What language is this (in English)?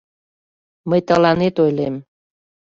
Mari